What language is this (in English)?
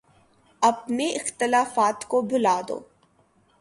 Urdu